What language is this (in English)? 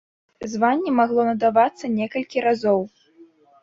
Belarusian